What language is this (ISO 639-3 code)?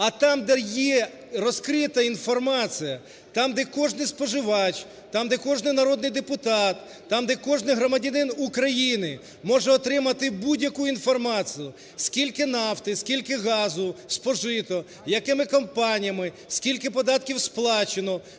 ukr